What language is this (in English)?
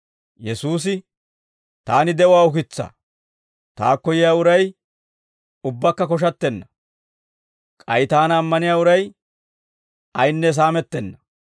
Dawro